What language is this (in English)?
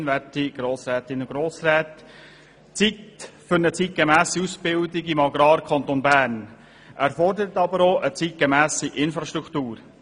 Swiss German